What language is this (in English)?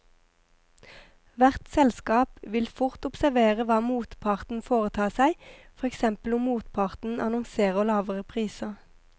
Norwegian